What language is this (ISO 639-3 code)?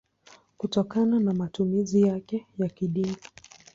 swa